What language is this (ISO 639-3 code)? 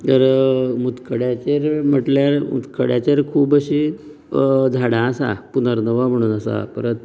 kok